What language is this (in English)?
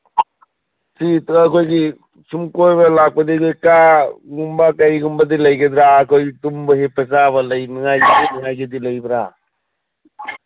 Manipuri